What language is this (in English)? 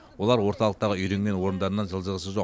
Kazakh